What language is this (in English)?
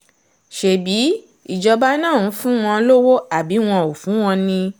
Yoruba